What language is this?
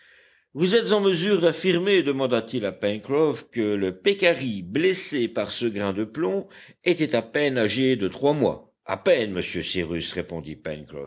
French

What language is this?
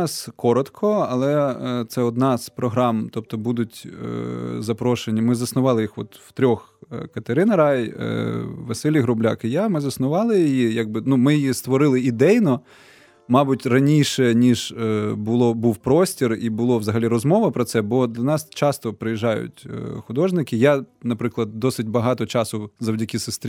Ukrainian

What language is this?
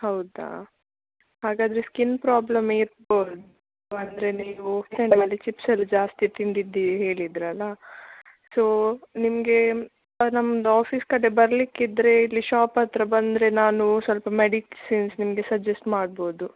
Kannada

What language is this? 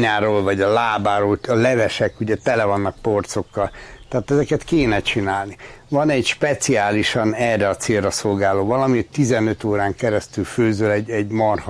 Hungarian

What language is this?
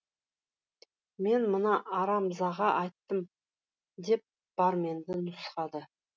Kazakh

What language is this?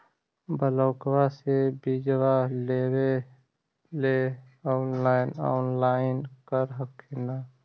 Magahi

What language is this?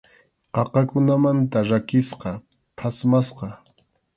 Arequipa-La Unión Quechua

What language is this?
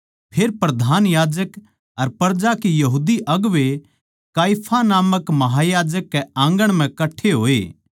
Haryanvi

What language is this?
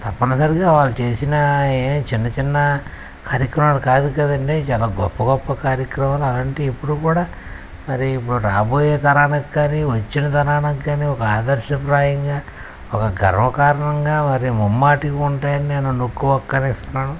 Telugu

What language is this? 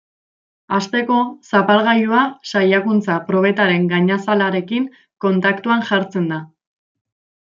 Basque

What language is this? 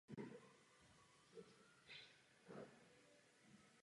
Czech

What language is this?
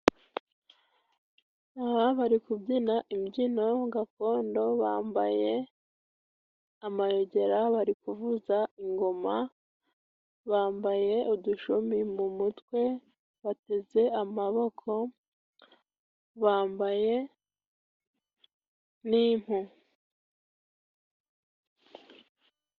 Kinyarwanda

